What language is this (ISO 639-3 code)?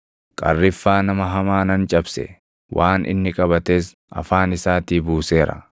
orm